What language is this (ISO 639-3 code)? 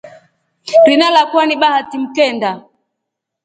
rof